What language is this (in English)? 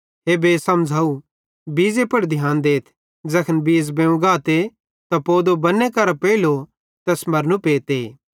Bhadrawahi